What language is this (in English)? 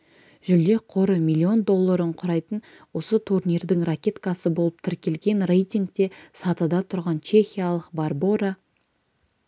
Kazakh